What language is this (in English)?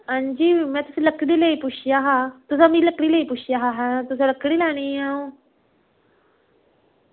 Dogri